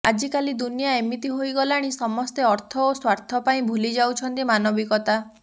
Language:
Odia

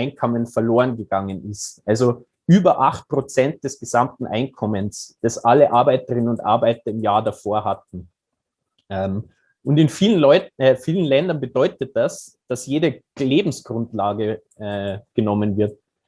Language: German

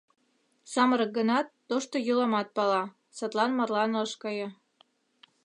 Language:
Mari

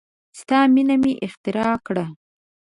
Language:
Pashto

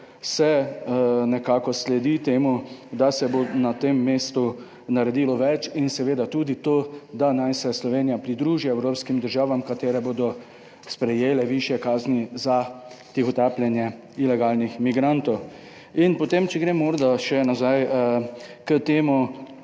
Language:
Slovenian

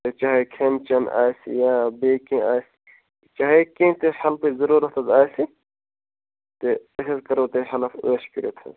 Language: Kashmiri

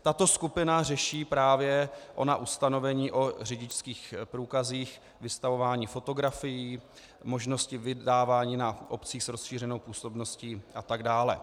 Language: Czech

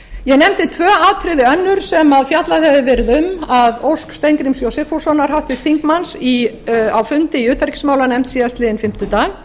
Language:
Icelandic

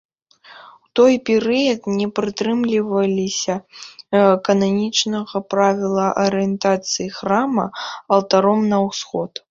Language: Belarusian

